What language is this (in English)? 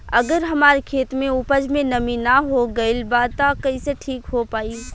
Bhojpuri